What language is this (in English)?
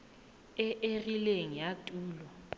Tswana